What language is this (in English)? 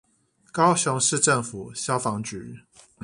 Chinese